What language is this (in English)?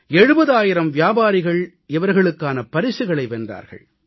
Tamil